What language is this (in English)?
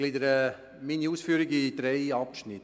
Swiss German